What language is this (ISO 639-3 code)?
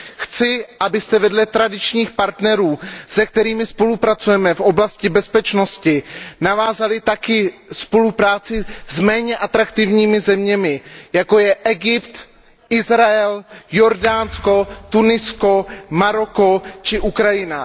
ces